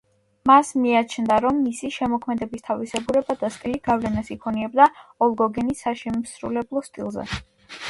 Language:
Georgian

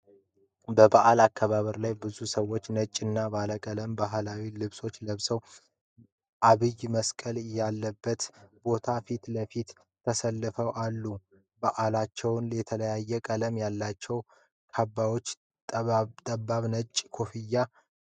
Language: Amharic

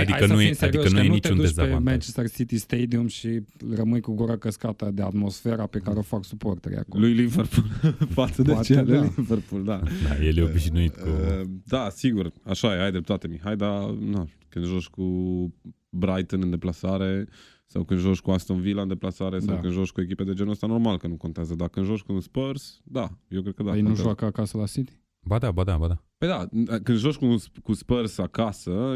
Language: Romanian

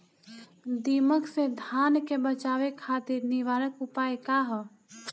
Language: Bhojpuri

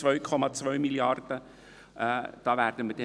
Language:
Swiss German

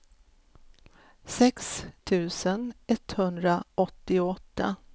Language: Swedish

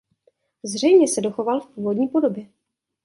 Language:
Czech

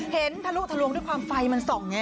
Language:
Thai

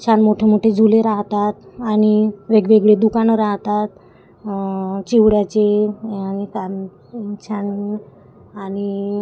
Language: Marathi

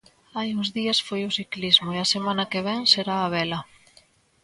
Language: Galician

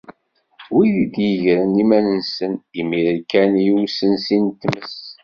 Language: Kabyle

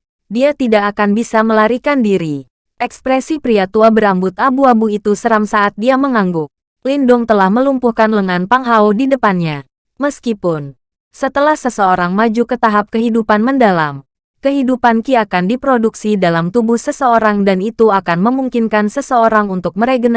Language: Indonesian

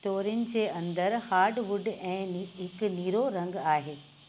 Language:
Sindhi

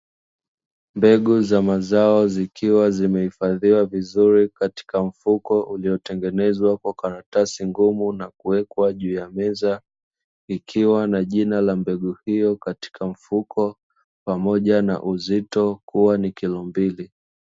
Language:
Swahili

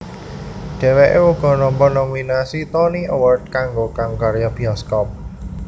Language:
Javanese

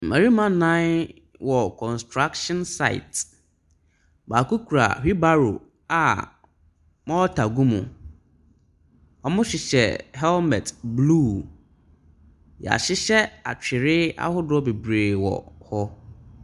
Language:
Akan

